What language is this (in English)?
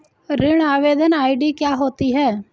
Hindi